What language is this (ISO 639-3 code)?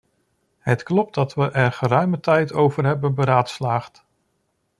nld